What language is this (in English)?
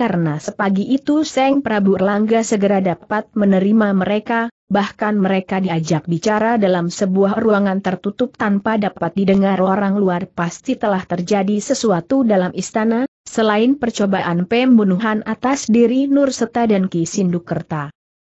Indonesian